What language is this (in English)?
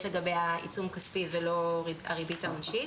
Hebrew